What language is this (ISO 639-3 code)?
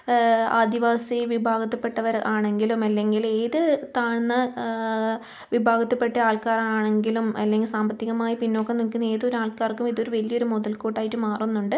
mal